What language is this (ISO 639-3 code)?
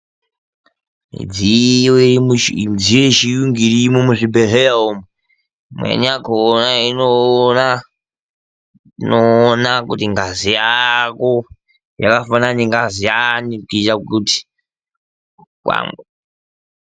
ndc